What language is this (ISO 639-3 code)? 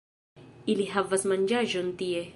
epo